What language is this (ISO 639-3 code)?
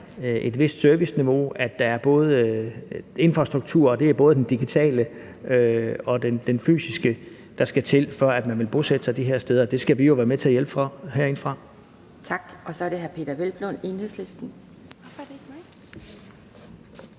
dan